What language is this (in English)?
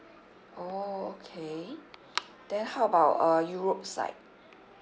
English